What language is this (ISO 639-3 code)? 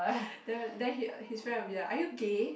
eng